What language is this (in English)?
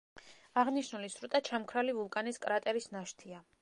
Georgian